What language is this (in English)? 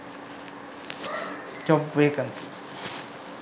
Sinhala